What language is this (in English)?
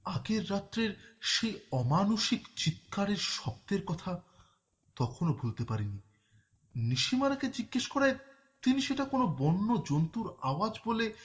Bangla